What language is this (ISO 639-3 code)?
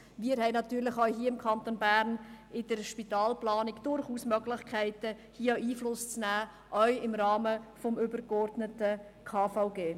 gsw